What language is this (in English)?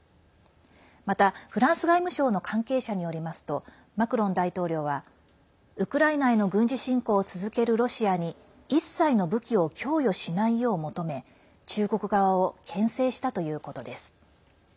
Japanese